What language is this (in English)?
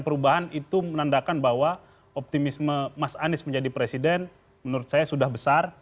Indonesian